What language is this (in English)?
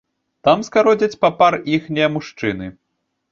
Belarusian